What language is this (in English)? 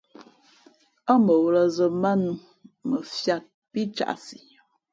Fe'fe'